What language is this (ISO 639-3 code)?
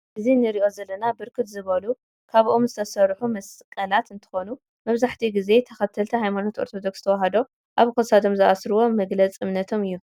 tir